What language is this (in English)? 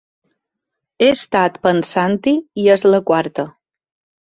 Catalan